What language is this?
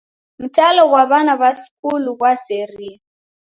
Taita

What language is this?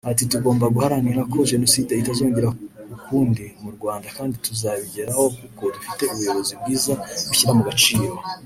Kinyarwanda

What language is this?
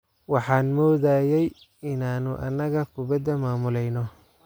Somali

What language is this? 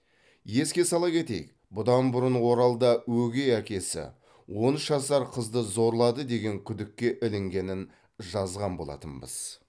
Kazakh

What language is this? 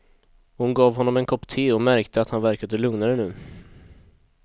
Swedish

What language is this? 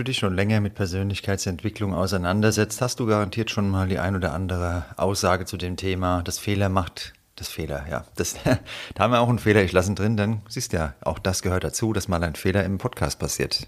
German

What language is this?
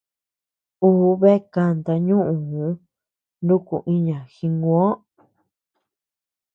Tepeuxila Cuicatec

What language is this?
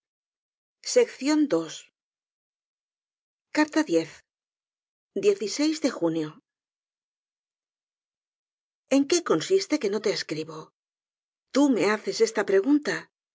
Spanish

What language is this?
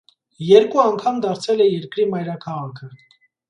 Armenian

